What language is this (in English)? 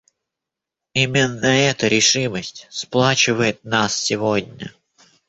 Russian